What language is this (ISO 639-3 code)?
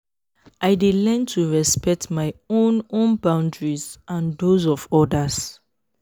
pcm